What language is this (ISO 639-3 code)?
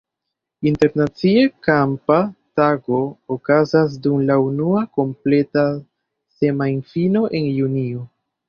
epo